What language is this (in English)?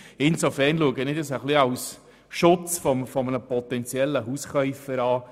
Swiss German